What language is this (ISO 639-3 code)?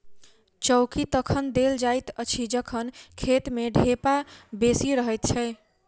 mai